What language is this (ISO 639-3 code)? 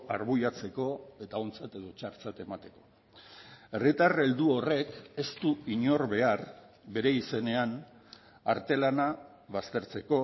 eus